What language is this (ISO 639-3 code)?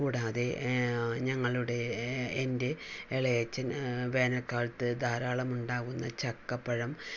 mal